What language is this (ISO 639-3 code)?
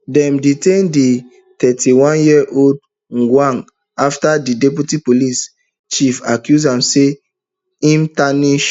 pcm